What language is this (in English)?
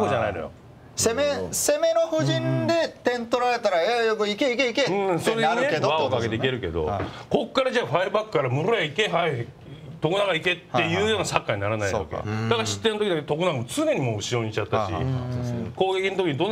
Japanese